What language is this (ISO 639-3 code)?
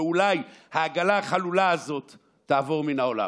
heb